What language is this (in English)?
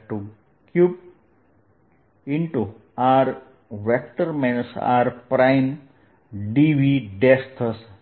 Gujarati